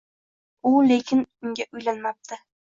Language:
Uzbek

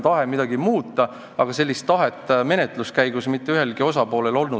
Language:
Estonian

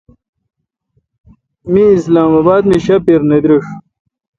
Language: Kalkoti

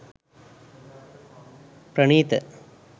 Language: Sinhala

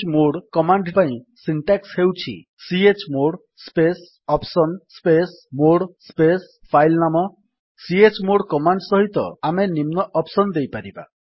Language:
Odia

